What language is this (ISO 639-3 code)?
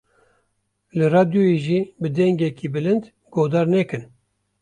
kur